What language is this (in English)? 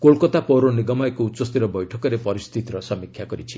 Odia